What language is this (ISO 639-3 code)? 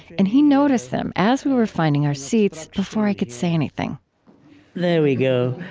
eng